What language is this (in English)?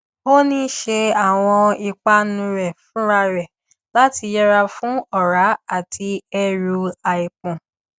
Yoruba